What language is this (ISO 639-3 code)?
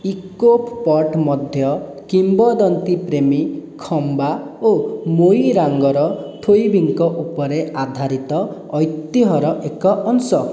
ori